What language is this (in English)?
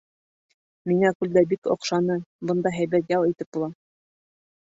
Bashkir